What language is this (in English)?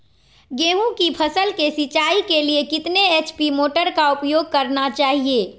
Magahi